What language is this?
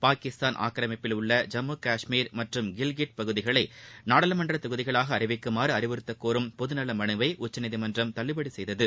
Tamil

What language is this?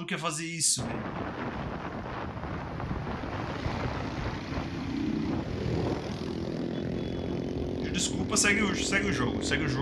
Portuguese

